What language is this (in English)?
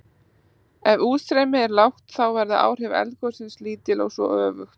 Icelandic